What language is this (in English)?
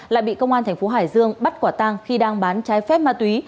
Vietnamese